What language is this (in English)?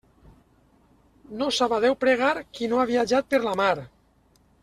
Catalan